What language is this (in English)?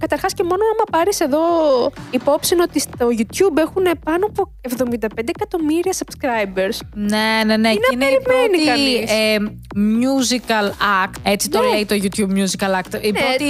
Greek